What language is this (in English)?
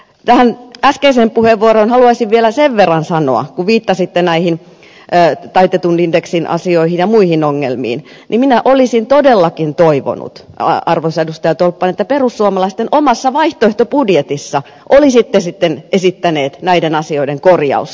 Finnish